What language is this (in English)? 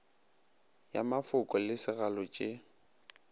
Northern Sotho